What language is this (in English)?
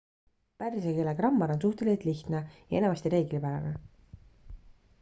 Estonian